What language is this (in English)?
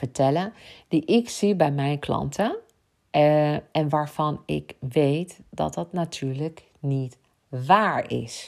Dutch